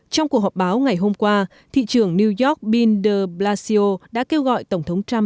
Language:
Vietnamese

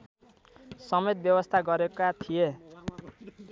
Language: Nepali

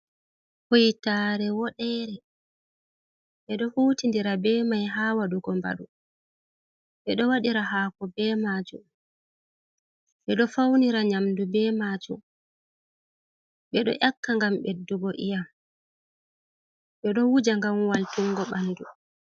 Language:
Fula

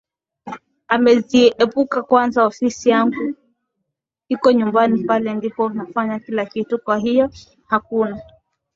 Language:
Swahili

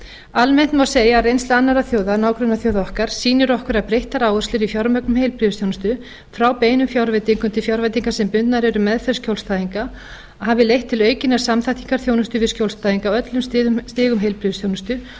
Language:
Icelandic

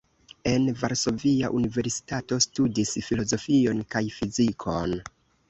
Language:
Esperanto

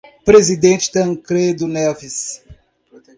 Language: Portuguese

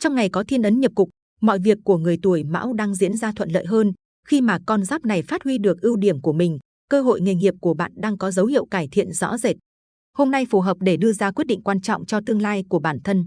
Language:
Vietnamese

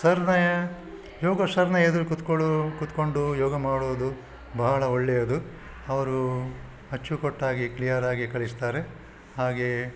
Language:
Kannada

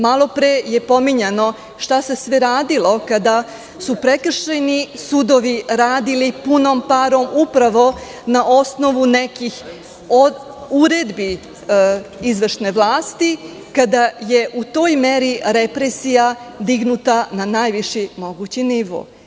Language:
Serbian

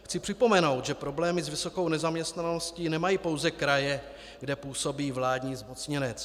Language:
Czech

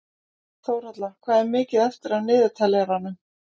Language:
Icelandic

